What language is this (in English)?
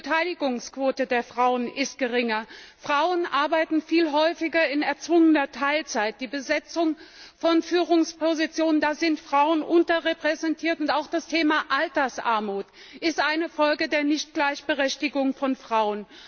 German